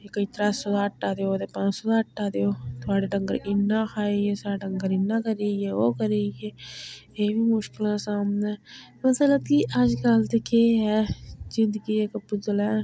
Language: Dogri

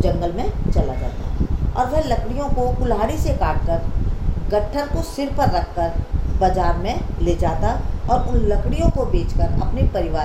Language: Hindi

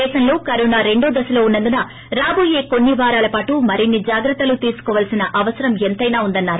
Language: Telugu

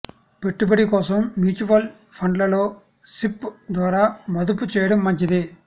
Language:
Telugu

